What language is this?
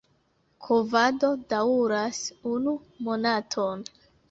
Esperanto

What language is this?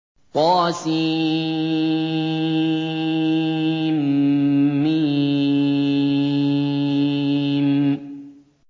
Arabic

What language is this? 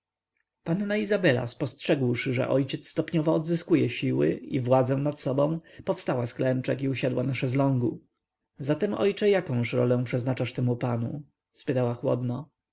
Polish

